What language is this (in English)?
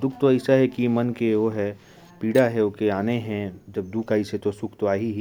Korwa